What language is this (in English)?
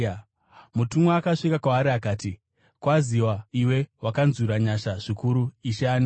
Shona